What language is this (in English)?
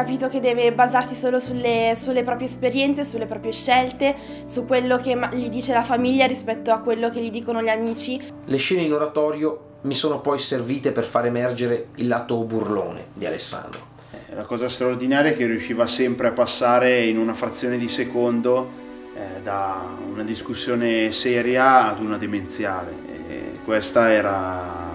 Italian